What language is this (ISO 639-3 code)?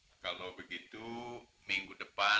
ind